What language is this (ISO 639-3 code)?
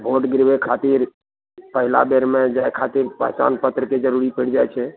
mai